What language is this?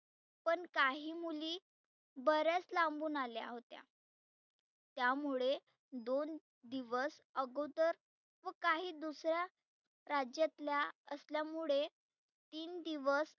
Marathi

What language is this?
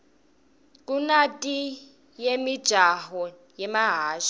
Swati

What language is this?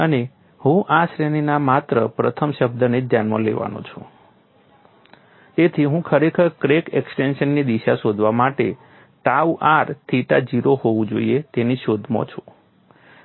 Gujarati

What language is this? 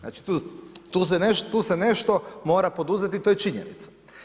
Croatian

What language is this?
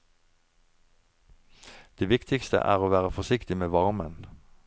Norwegian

